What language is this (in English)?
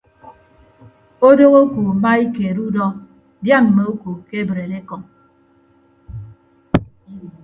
Ibibio